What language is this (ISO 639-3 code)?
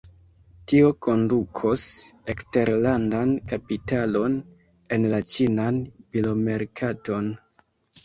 epo